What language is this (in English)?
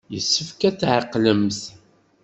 Kabyle